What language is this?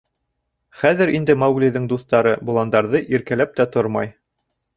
Bashkir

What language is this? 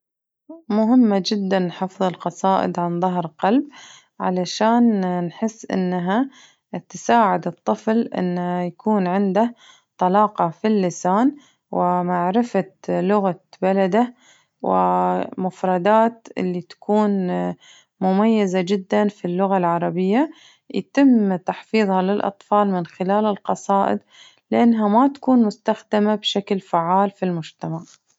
Najdi Arabic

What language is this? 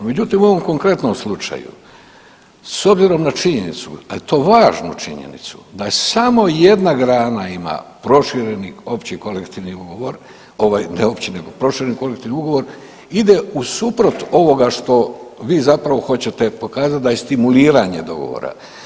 Croatian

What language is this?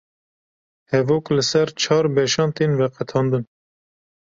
Kurdish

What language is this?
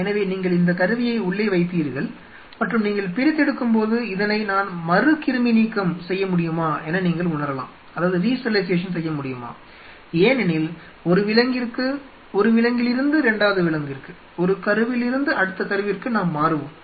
Tamil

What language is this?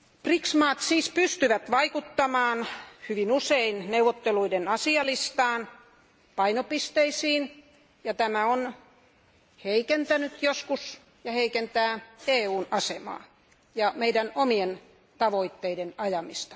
Finnish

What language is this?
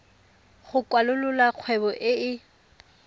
Tswana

